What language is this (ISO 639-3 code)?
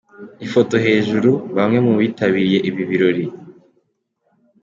kin